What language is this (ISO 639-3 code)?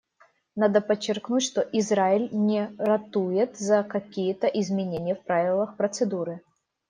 rus